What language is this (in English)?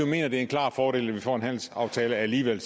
Danish